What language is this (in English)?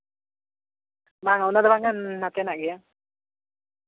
Santali